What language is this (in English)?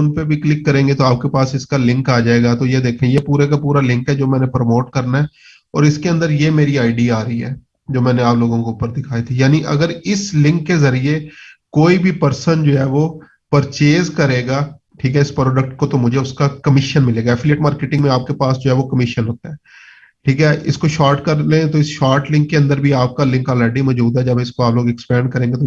Urdu